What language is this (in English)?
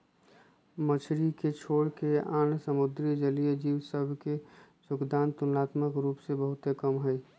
Magahi